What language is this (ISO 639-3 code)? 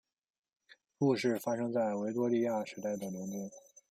zho